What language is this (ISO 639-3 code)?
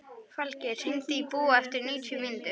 isl